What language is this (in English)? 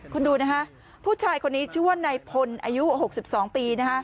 Thai